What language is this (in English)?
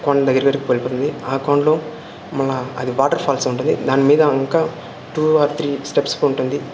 Telugu